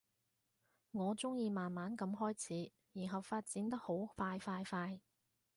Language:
Cantonese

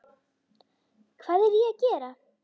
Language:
Icelandic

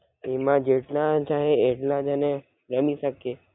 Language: Gujarati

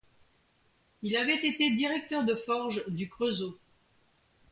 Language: French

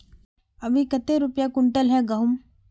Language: Magahi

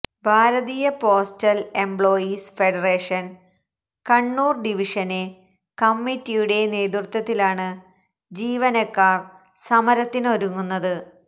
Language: Malayalam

